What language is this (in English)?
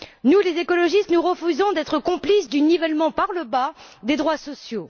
French